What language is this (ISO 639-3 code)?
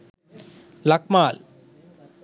sin